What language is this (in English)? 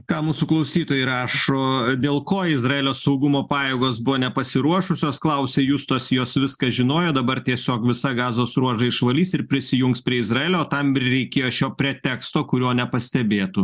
Lithuanian